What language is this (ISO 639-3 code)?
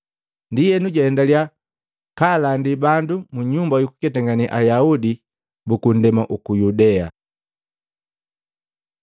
mgv